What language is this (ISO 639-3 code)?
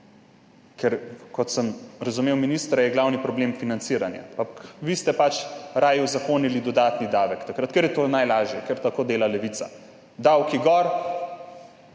slv